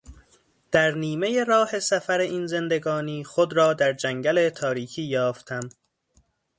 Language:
Persian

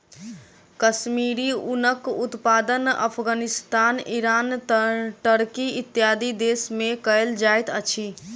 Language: Maithili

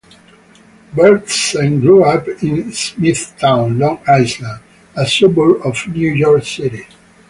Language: English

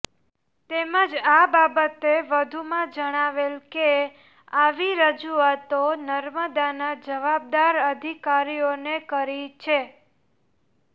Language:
Gujarati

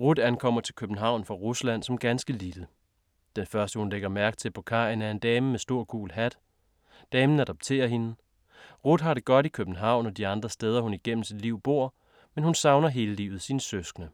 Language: Danish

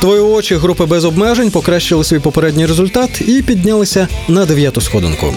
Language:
Ukrainian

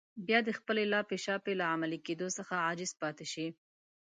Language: Pashto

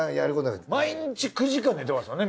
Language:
Japanese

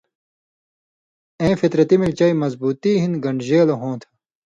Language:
Indus Kohistani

